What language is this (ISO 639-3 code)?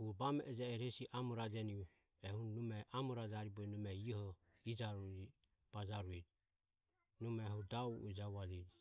aom